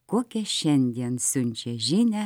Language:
Lithuanian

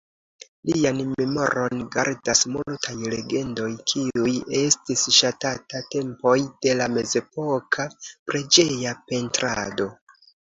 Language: Esperanto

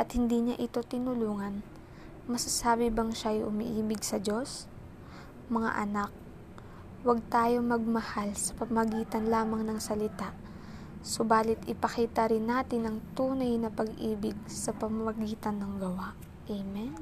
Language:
Filipino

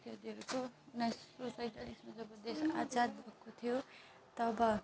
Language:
Nepali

